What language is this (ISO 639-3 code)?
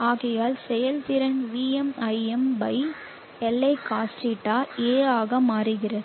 tam